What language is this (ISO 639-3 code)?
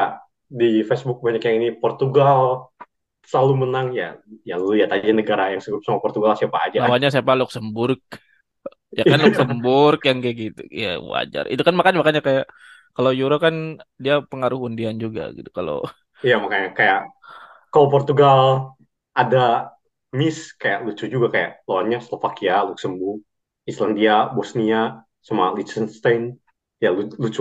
ind